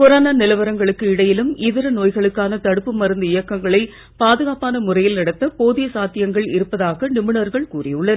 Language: Tamil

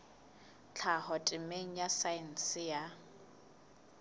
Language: Southern Sotho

